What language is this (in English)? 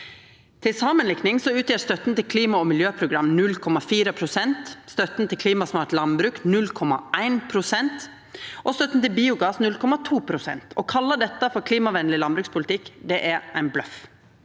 Norwegian